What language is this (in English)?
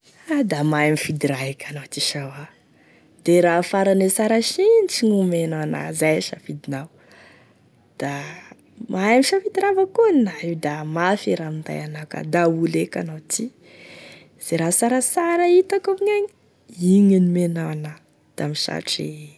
Tesaka Malagasy